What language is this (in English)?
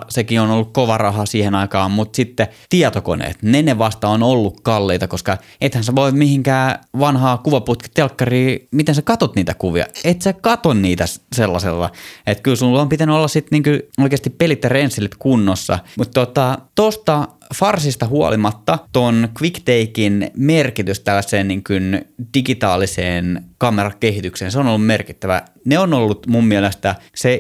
Finnish